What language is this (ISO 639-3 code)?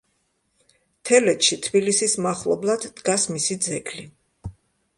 kat